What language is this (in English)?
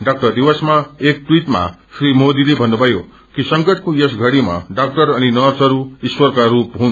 Nepali